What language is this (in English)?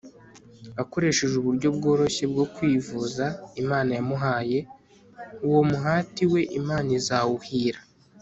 Kinyarwanda